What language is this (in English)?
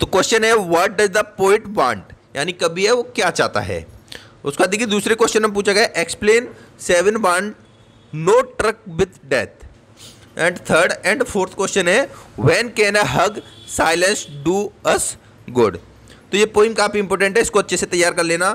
Hindi